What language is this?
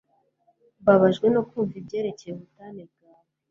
Kinyarwanda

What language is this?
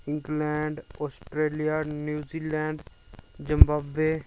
Dogri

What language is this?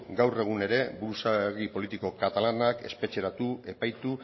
Basque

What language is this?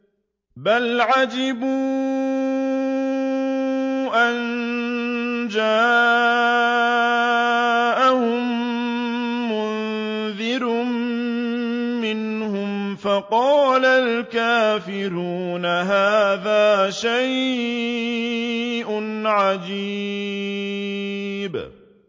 Arabic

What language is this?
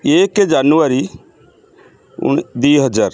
Odia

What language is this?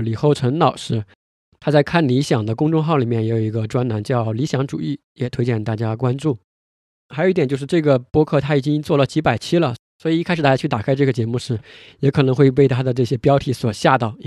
Chinese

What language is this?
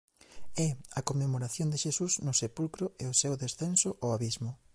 Galician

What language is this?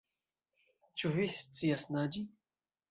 Esperanto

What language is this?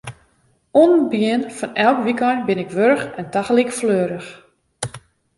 Western Frisian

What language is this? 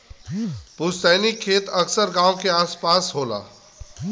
Bhojpuri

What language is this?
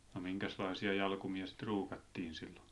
Finnish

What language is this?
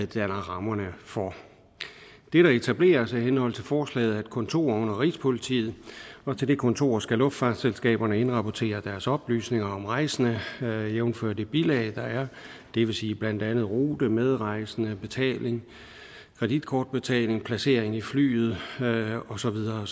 Danish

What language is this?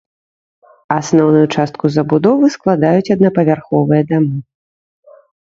Belarusian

